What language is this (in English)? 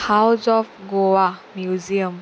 Konkani